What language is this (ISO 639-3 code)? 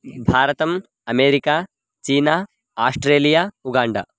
san